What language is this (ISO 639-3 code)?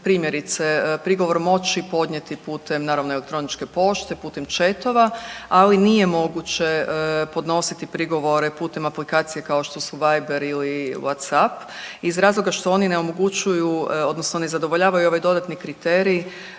hrv